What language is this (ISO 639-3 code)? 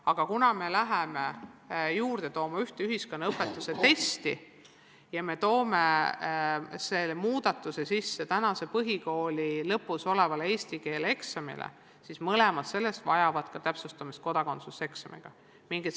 est